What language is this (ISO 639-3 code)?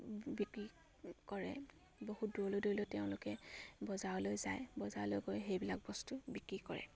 asm